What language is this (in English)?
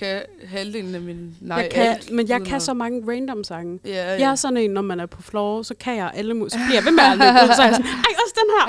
Danish